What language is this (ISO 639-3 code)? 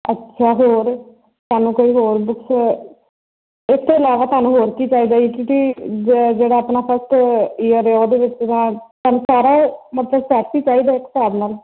pan